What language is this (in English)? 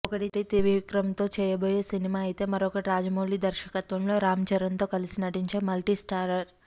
Telugu